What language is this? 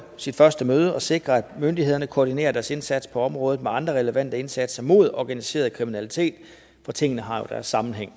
Danish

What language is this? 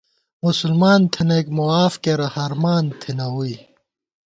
Gawar-Bati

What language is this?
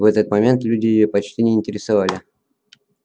Russian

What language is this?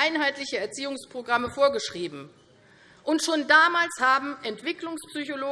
German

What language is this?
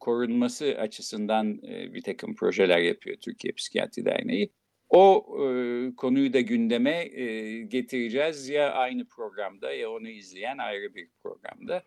Turkish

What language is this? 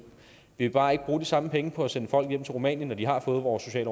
Danish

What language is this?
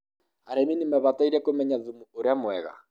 Kikuyu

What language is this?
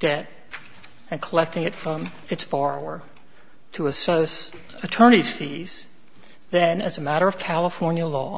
English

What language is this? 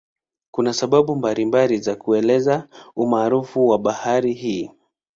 Swahili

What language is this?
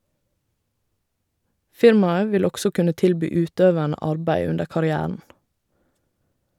Norwegian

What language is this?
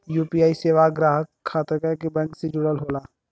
Bhojpuri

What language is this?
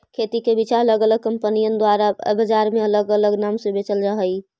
Magahi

